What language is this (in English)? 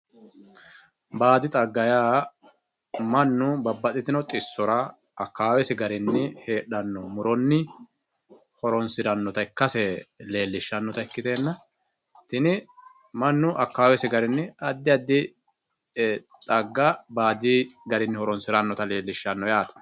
Sidamo